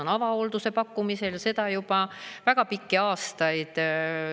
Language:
Estonian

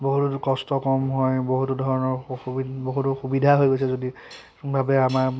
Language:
Assamese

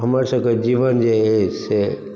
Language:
Maithili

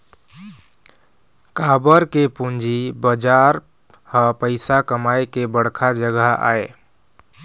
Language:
Chhattisgarhi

